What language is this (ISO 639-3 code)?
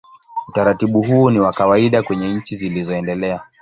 swa